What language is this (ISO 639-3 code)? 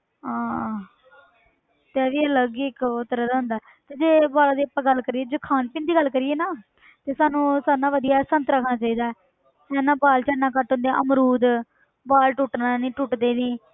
pan